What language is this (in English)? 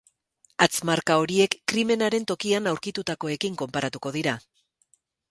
Basque